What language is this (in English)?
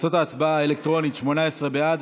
Hebrew